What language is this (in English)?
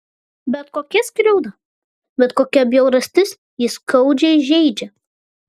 Lithuanian